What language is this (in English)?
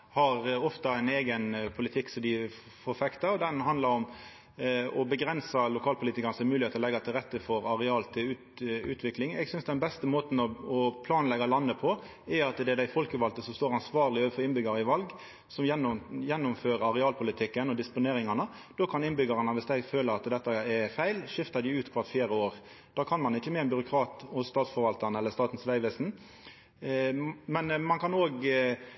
Norwegian Nynorsk